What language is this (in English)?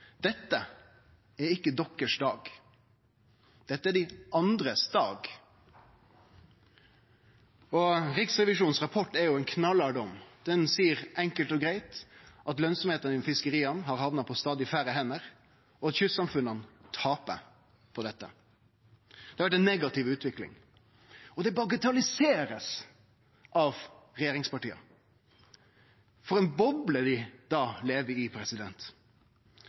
Norwegian Nynorsk